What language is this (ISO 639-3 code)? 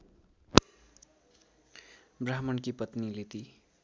nep